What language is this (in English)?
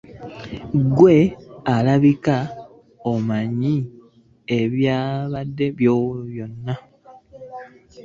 Ganda